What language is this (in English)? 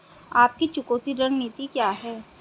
Hindi